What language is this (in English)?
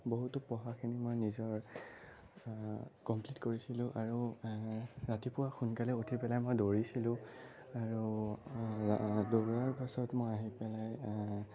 Assamese